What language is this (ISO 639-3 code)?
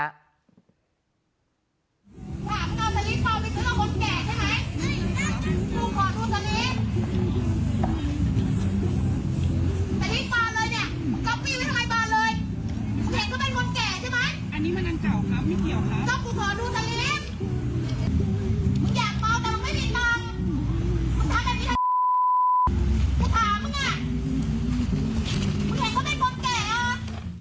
tha